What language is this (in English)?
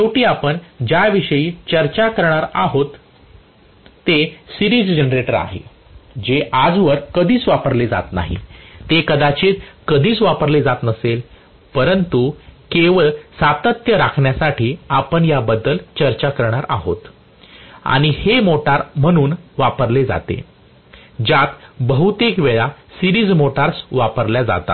Marathi